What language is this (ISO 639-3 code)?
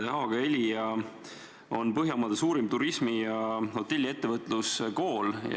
est